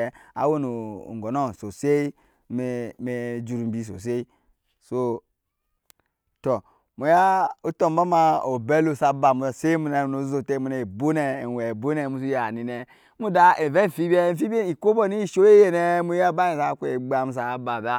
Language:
Nyankpa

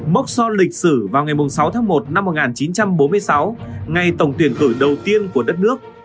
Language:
Vietnamese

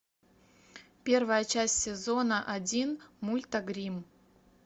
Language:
Russian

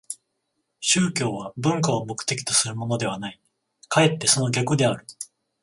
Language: Japanese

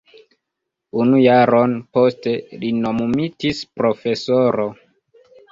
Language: Esperanto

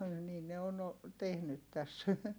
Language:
Finnish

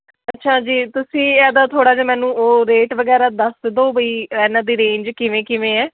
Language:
Punjabi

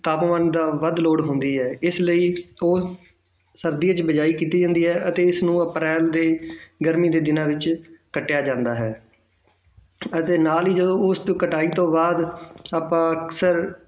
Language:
Punjabi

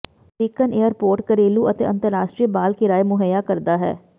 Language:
Punjabi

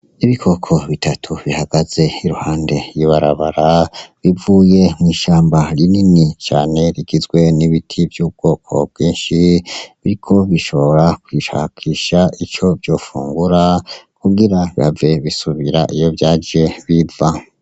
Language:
Rundi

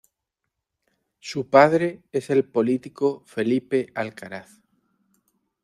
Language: Spanish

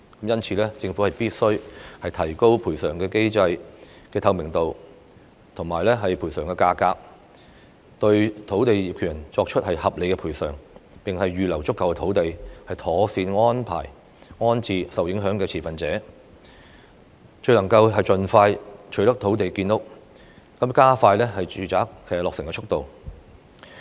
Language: Cantonese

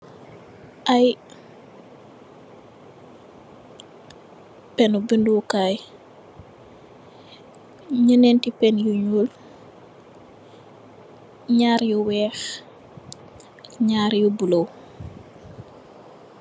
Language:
Wolof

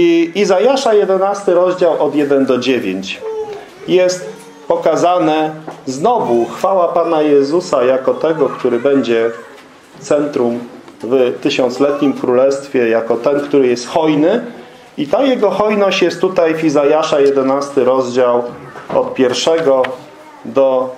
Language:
Polish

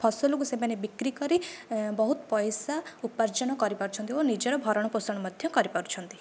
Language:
Odia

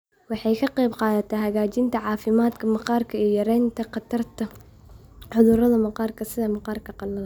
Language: Somali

